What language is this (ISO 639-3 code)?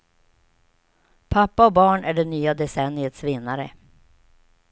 swe